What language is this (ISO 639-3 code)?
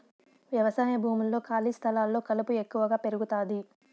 tel